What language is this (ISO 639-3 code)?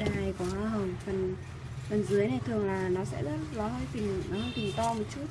vie